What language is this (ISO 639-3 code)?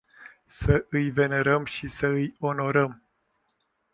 ron